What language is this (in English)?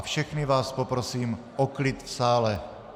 Czech